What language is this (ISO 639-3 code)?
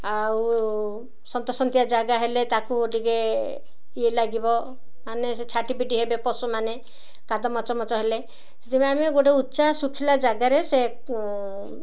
ori